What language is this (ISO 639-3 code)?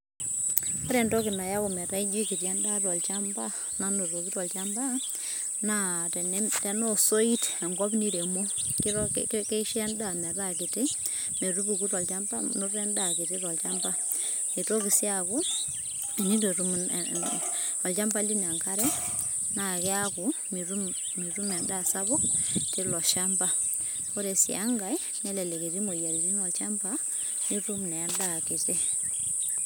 mas